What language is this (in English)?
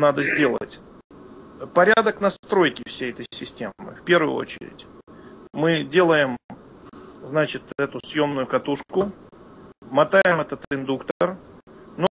Russian